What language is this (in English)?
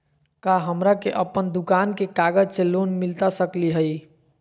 Magahi